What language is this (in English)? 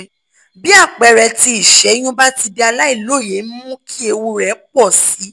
Yoruba